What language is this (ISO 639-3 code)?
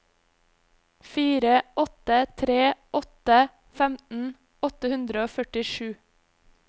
nor